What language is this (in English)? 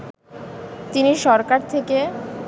Bangla